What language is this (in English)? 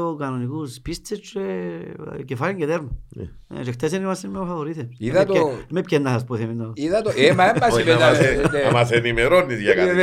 Greek